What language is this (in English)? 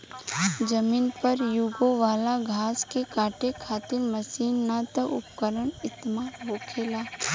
Bhojpuri